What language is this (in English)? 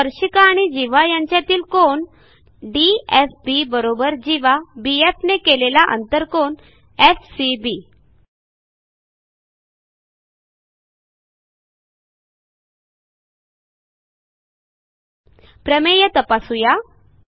Marathi